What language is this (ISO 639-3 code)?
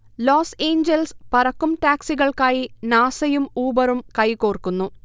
mal